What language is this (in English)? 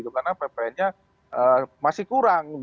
Indonesian